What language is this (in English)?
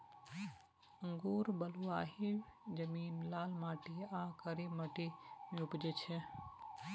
Maithili